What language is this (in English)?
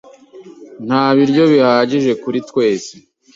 Kinyarwanda